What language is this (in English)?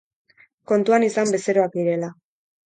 Basque